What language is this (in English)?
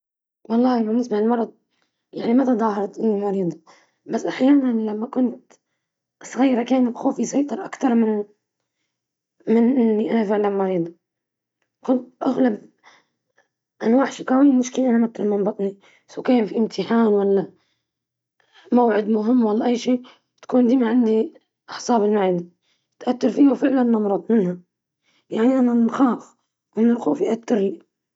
Libyan Arabic